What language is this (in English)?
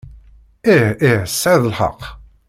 Kabyle